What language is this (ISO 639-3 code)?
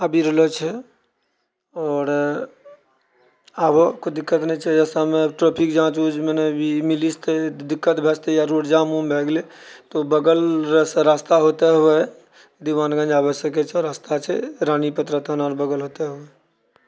mai